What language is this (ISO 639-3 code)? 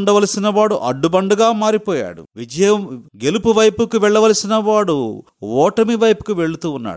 tel